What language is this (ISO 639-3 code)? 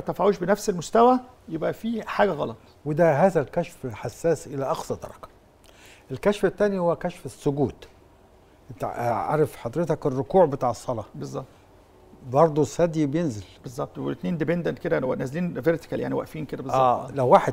ara